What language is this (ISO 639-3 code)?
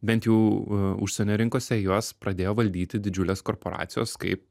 lit